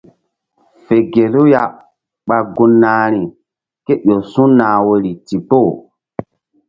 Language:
Mbum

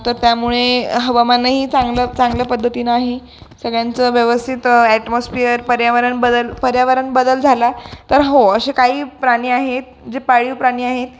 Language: Marathi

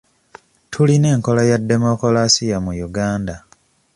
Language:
Ganda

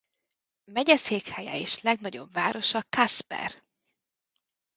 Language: Hungarian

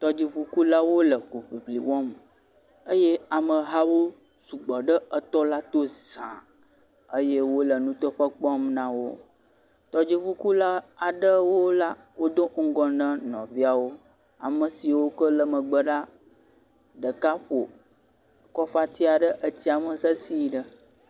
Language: Ewe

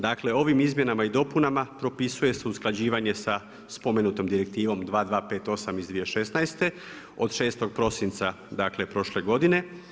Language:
Croatian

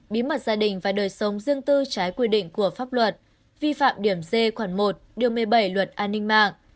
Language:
Vietnamese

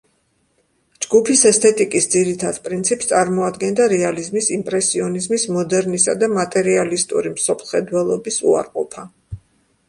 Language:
Georgian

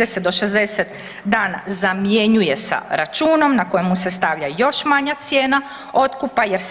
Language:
Croatian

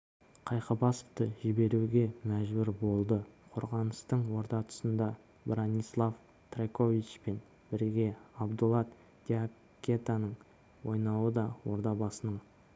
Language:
Kazakh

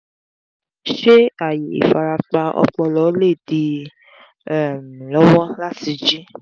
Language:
Yoruba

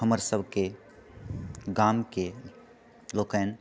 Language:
Maithili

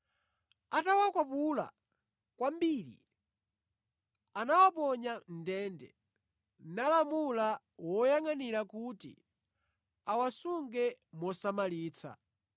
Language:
Nyanja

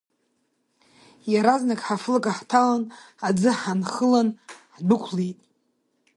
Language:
Abkhazian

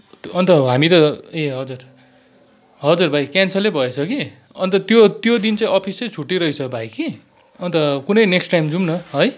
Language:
Nepali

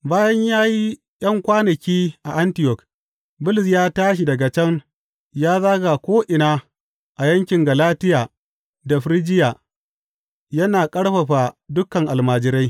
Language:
Hausa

